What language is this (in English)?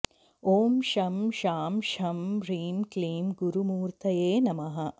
Sanskrit